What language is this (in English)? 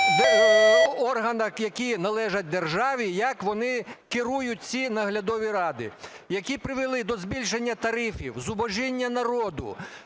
Ukrainian